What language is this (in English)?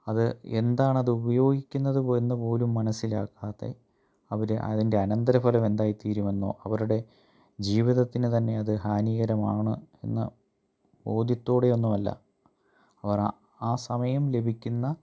Malayalam